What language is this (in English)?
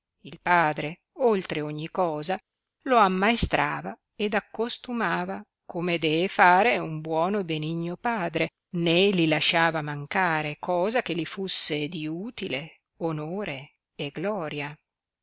Italian